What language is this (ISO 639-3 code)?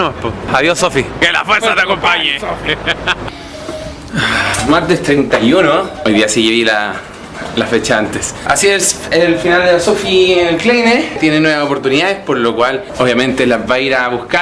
spa